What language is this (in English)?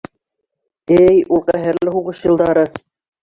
Bashkir